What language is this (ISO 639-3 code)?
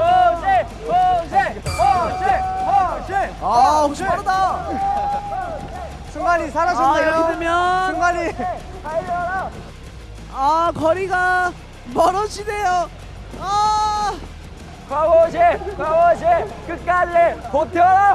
kor